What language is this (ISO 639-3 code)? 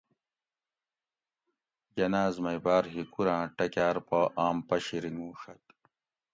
gwc